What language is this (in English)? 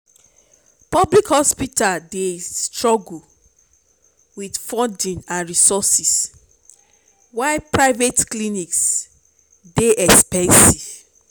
Nigerian Pidgin